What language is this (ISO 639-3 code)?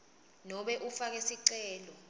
ssw